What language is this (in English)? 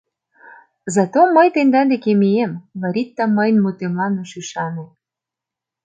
Mari